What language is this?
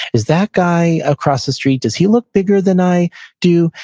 English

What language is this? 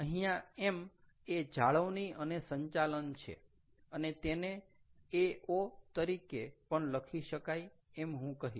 Gujarati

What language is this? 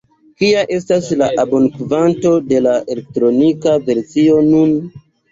Esperanto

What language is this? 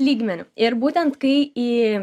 Lithuanian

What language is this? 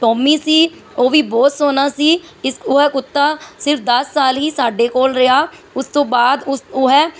Punjabi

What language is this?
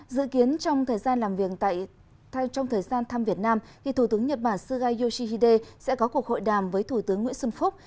Vietnamese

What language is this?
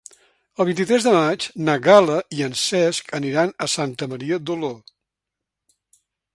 Catalan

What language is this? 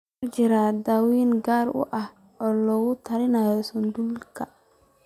Somali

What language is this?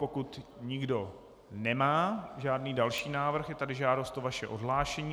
Czech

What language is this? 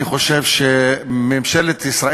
Hebrew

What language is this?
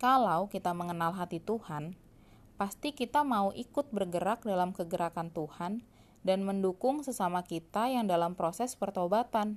Indonesian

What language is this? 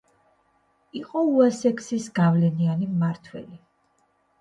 Georgian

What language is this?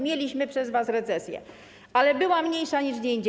Polish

